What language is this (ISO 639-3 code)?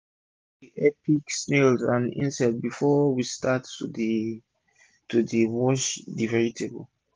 pcm